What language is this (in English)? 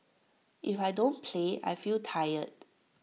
English